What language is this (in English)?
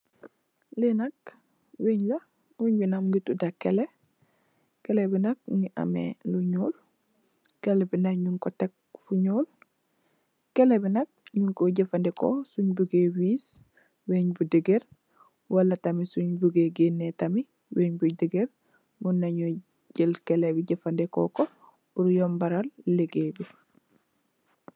Wolof